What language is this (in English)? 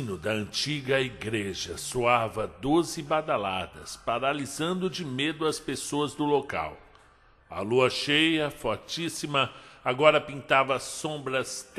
Portuguese